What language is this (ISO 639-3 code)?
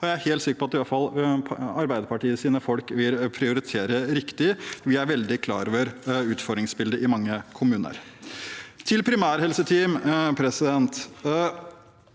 nor